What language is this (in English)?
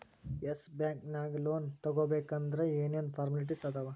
Kannada